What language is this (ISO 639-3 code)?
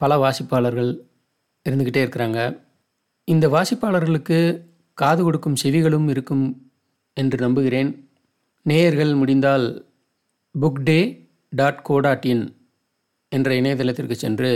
tam